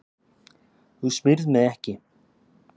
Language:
Icelandic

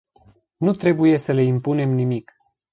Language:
Romanian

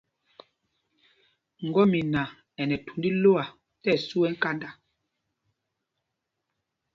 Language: Mpumpong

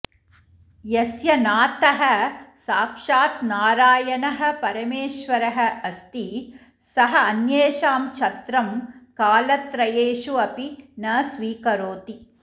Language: Sanskrit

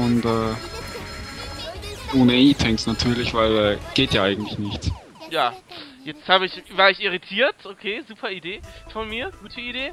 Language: German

